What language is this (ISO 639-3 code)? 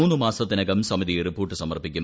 mal